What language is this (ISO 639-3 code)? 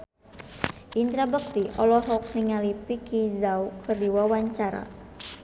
sun